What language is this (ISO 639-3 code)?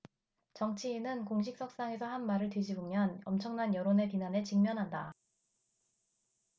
kor